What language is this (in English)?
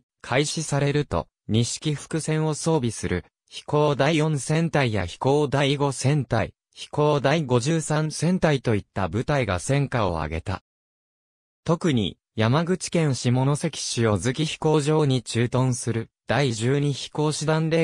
Japanese